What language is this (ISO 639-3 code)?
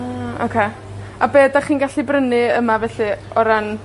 cym